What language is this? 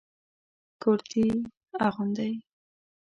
Pashto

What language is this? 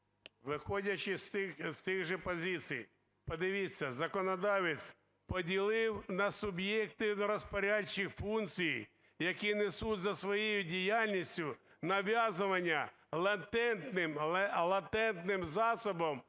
Ukrainian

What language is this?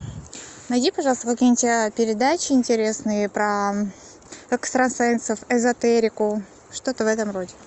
Russian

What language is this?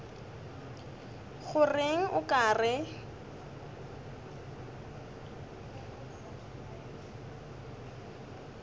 Northern Sotho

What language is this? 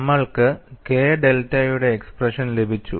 Malayalam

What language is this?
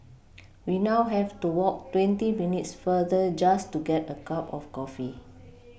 English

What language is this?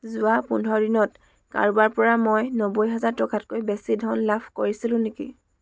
Assamese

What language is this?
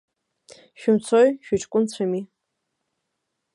Abkhazian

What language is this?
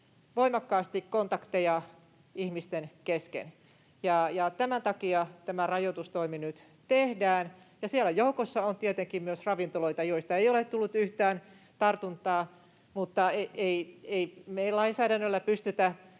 Finnish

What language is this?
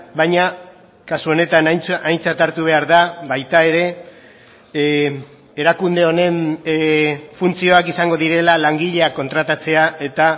Basque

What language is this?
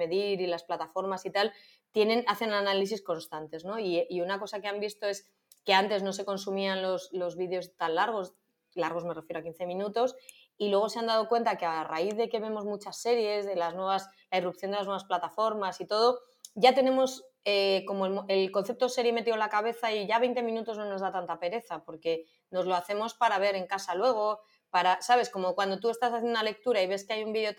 Spanish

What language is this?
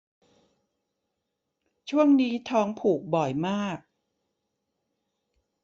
Thai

